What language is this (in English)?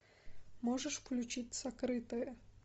Russian